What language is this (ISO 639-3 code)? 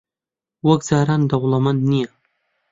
ckb